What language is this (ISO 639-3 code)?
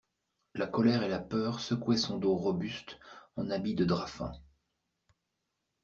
fra